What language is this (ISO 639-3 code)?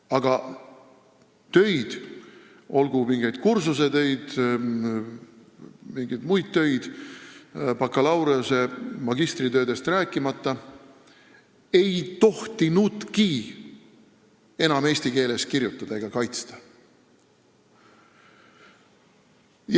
est